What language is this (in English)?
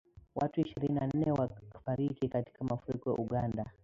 Swahili